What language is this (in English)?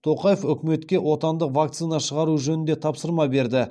Kazakh